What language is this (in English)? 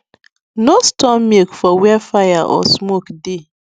Nigerian Pidgin